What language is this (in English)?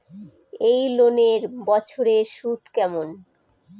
Bangla